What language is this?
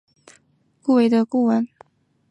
Chinese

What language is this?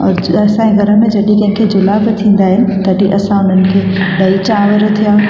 Sindhi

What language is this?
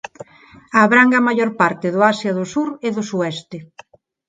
Galician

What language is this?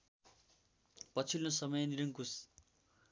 Nepali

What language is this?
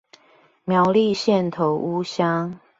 Chinese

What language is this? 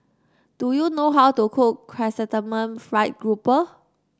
English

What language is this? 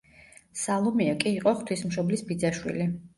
Georgian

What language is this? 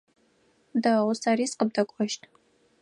Adyghe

